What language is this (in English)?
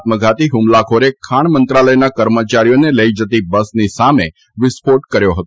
Gujarati